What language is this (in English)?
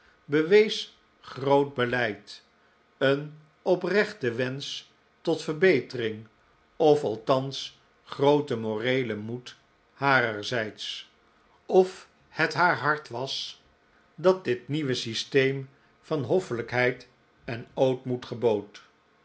Dutch